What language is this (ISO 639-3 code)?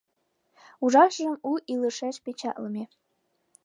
chm